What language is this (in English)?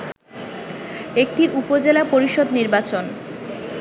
Bangla